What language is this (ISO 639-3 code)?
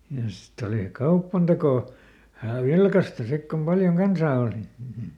fin